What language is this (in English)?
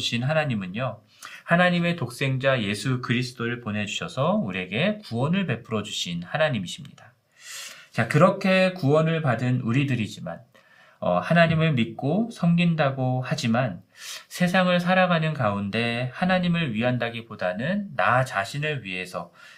Korean